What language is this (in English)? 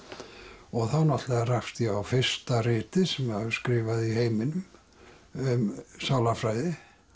Icelandic